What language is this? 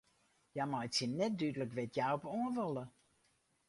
Western Frisian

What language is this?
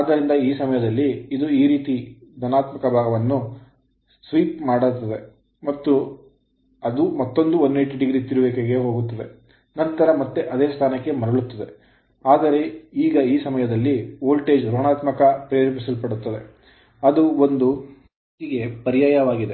Kannada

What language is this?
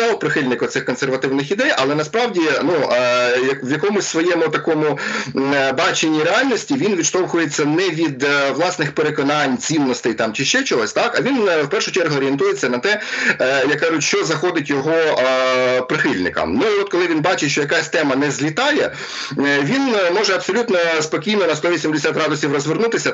Ukrainian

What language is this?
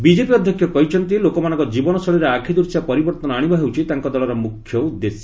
Odia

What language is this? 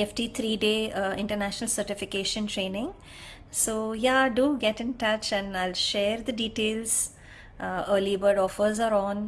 English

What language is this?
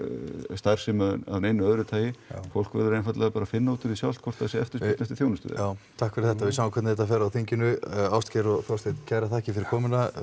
Icelandic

